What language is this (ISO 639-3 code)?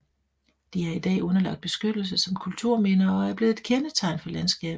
dan